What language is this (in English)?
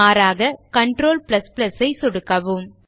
Tamil